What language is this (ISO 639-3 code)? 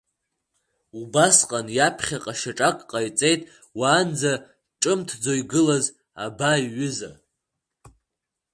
abk